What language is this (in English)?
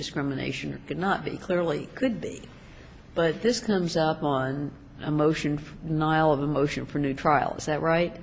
English